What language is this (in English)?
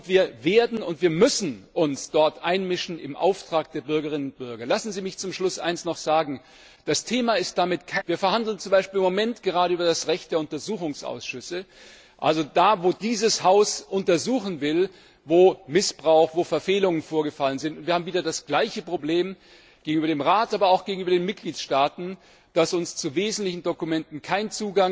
German